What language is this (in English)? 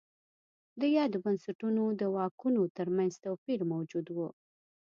Pashto